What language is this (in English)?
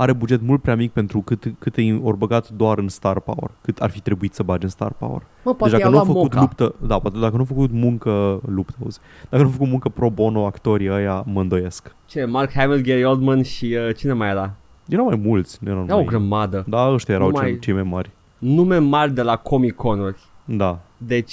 Romanian